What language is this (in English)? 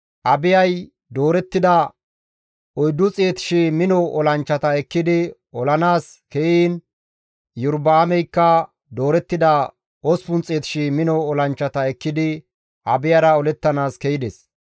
Gamo